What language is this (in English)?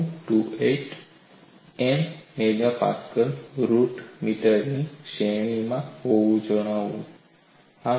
Gujarati